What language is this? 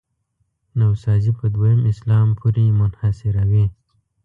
Pashto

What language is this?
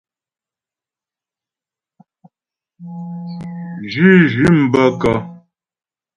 Ghomala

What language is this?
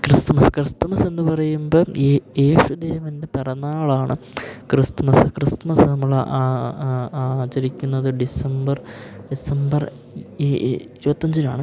Malayalam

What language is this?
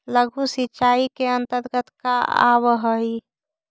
Magahi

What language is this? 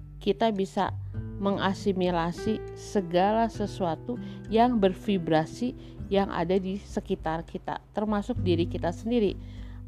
Indonesian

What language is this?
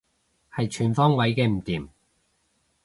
Cantonese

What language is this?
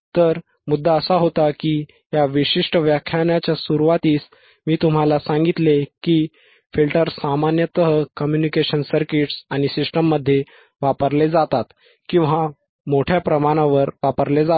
Marathi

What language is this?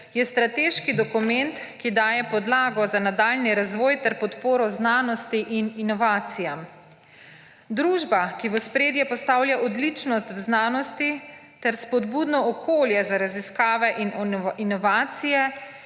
Slovenian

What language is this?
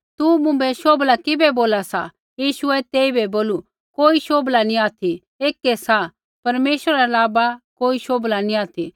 Kullu Pahari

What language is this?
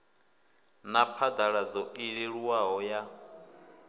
Venda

